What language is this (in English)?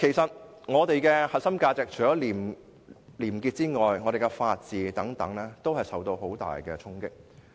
Cantonese